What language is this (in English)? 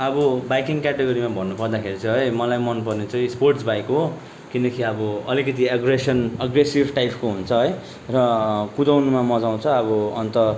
Nepali